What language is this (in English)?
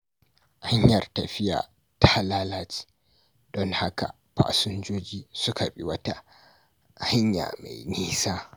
Hausa